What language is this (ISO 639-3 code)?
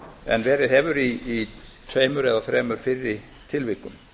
isl